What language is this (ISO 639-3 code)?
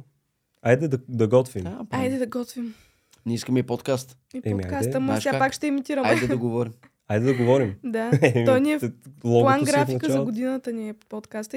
bul